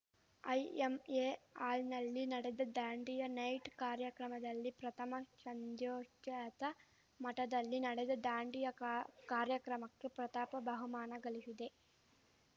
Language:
Kannada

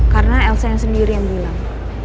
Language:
Indonesian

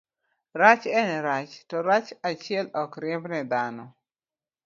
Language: Luo (Kenya and Tanzania)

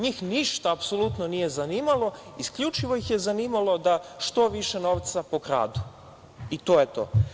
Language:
Serbian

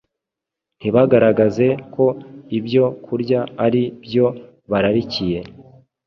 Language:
Kinyarwanda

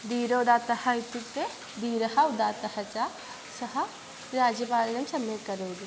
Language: Sanskrit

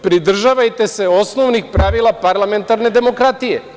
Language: Serbian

